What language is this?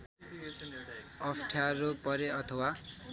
Nepali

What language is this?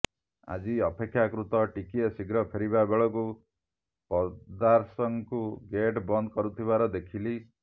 Odia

